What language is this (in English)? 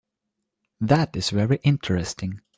English